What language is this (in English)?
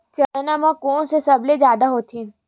Chhattisgarhi